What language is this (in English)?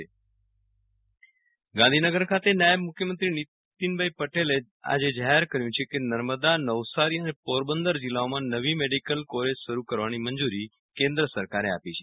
Gujarati